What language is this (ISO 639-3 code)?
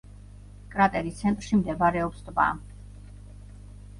kat